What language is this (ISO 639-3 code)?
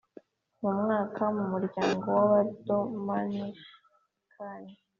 kin